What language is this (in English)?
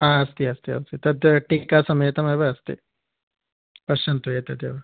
Sanskrit